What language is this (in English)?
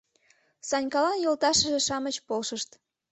Mari